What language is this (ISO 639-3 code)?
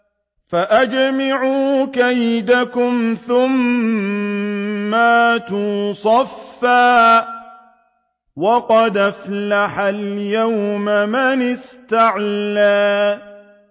ara